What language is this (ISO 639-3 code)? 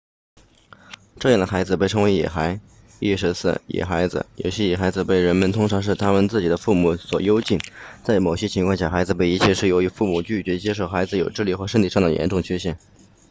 zho